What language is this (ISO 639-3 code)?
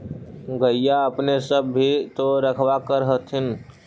mag